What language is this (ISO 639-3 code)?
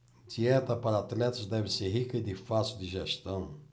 por